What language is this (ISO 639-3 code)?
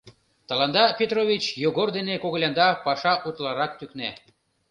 chm